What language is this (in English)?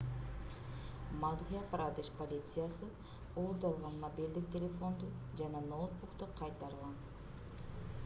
Kyrgyz